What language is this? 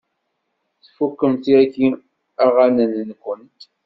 Kabyle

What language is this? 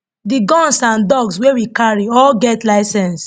Nigerian Pidgin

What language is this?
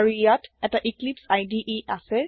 Assamese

